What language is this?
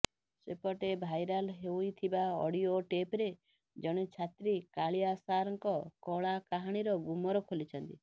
Odia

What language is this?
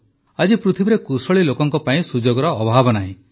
Odia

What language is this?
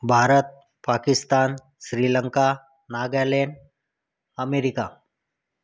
Marathi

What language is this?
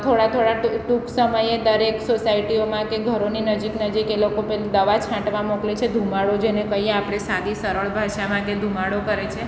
Gujarati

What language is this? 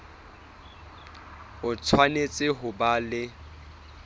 Southern Sotho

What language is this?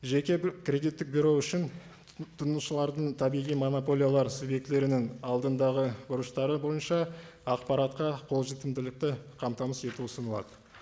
Kazakh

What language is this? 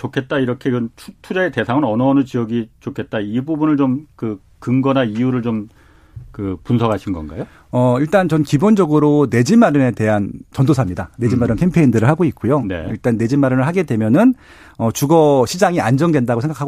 Korean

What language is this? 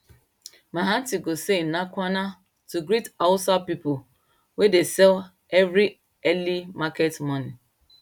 Nigerian Pidgin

